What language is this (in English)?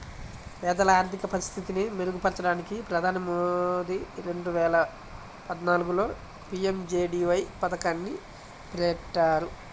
Telugu